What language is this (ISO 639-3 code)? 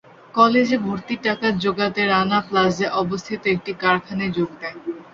ben